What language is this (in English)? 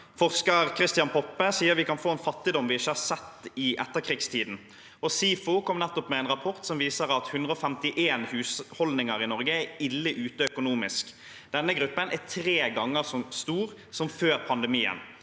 Norwegian